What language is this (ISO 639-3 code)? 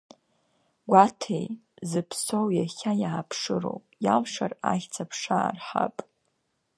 abk